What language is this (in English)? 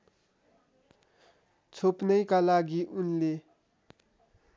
Nepali